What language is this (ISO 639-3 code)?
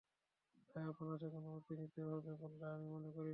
ben